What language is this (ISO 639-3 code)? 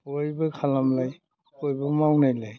brx